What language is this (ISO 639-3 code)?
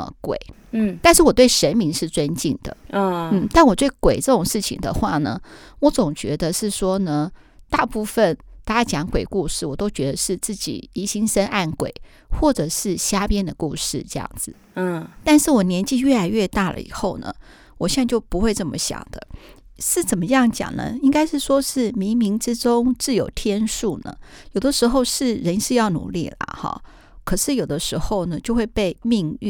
zho